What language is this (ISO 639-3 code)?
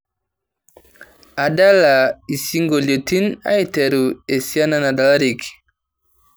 mas